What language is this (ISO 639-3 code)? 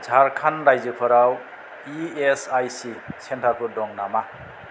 brx